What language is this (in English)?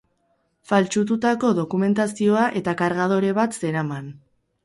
Basque